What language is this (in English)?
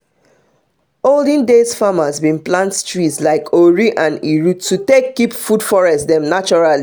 Nigerian Pidgin